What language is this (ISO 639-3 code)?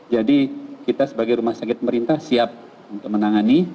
ind